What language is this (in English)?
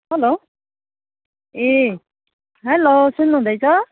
Nepali